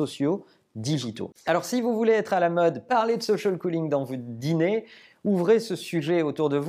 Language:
French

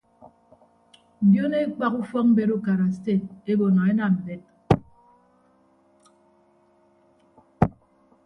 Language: Ibibio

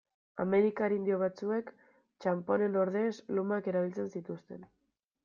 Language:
Basque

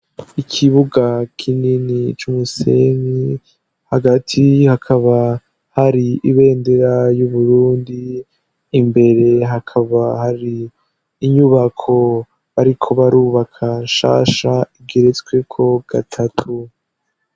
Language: Rundi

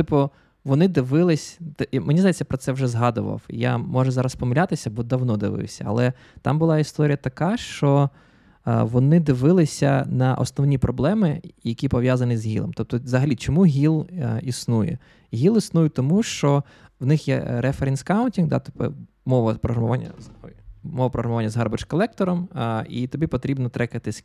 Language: Ukrainian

